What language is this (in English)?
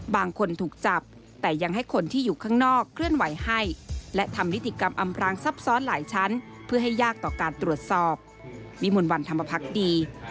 Thai